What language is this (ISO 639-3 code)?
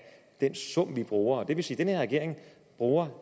dan